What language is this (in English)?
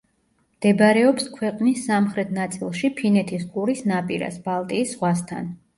Georgian